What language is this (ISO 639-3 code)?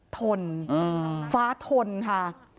tha